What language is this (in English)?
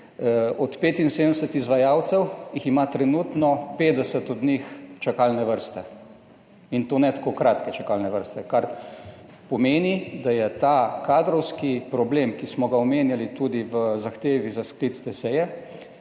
Slovenian